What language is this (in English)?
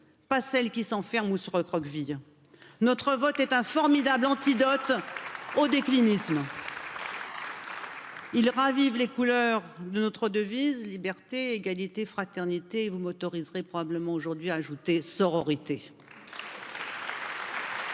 French